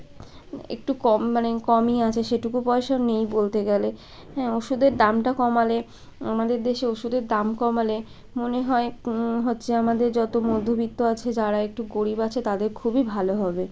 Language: Bangla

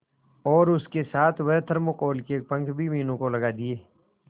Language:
Hindi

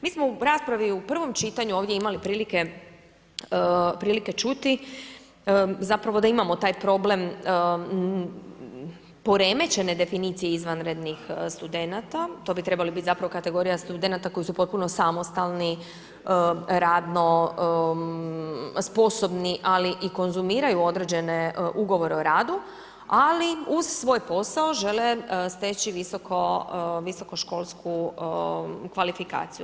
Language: Croatian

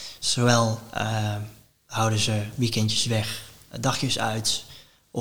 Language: Dutch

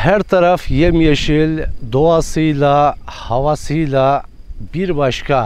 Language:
Turkish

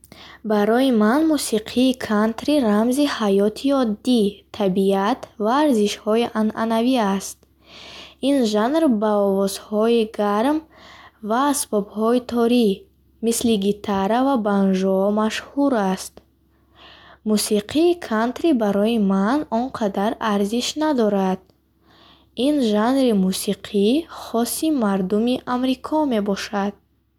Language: Bukharic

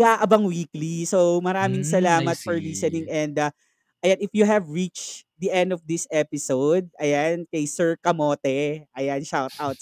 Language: Filipino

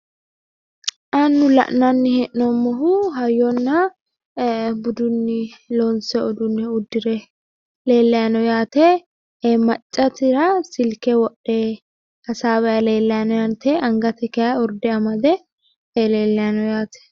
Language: Sidamo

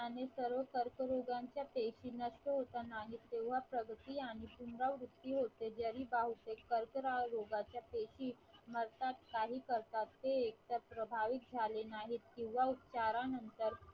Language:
Marathi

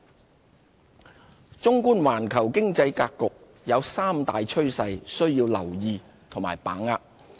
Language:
Cantonese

